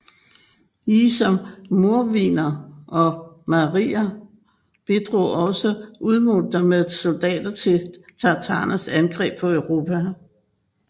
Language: Danish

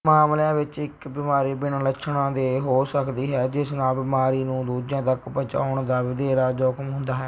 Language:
Punjabi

